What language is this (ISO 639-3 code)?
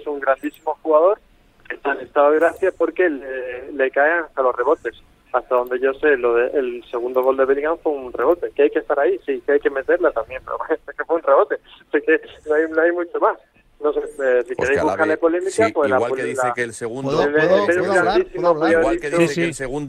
spa